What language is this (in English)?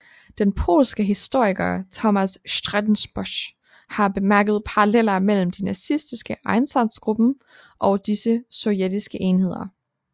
Danish